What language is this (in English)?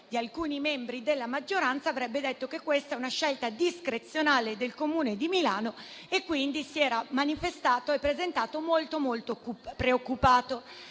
Italian